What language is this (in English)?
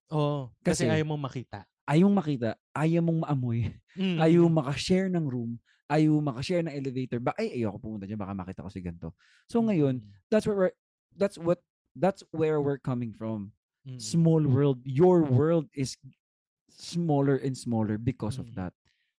Filipino